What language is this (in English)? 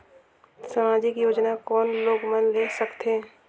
Chhattisgarhi